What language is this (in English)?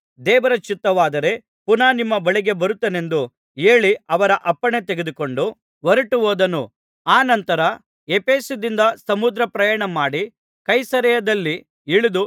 Kannada